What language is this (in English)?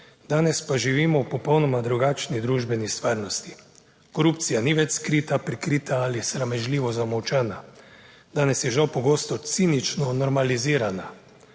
Slovenian